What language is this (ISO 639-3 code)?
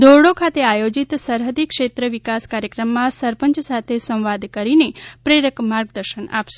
guj